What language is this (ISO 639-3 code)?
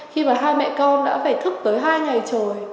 vie